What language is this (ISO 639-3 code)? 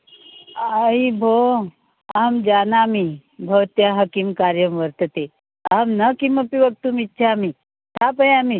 san